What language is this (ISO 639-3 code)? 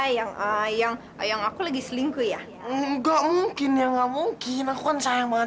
ind